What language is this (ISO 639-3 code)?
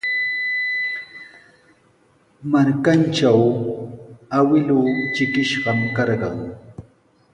qws